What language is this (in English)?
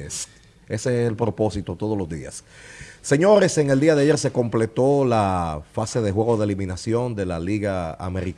Spanish